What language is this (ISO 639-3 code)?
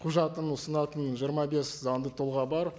kaz